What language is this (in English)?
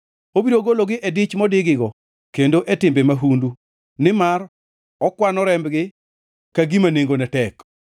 Luo (Kenya and Tanzania)